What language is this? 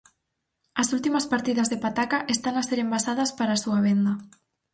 Galician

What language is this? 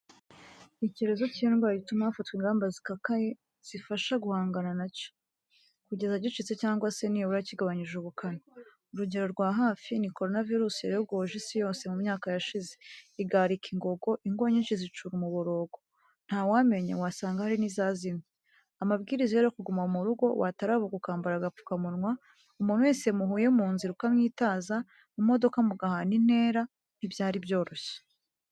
Kinyarwanda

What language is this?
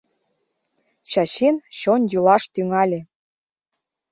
Mari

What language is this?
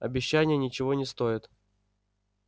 Russian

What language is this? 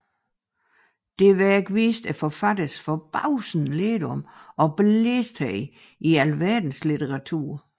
Danish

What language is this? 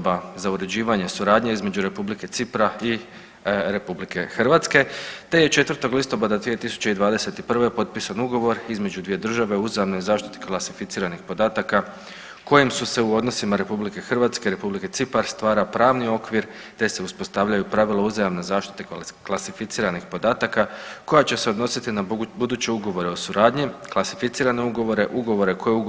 Croatian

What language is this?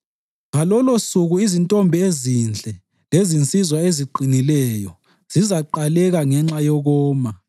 North Ndebele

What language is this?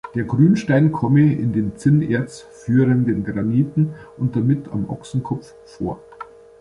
German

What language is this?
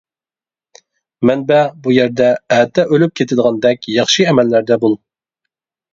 Uyghur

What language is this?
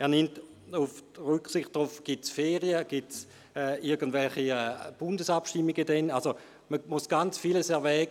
Swiss German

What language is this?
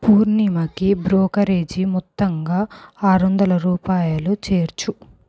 Telugu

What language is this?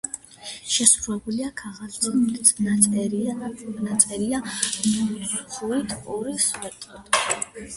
Georgian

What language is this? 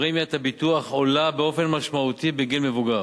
Hebrew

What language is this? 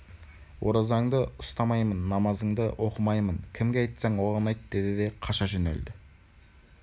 Kazakh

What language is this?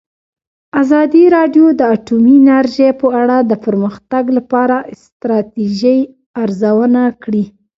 Pashto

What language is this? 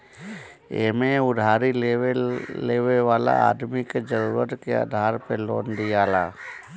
Bhojpuri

